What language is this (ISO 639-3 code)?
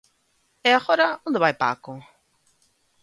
glg